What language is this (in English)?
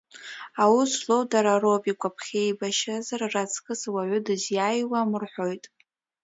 Abkhazian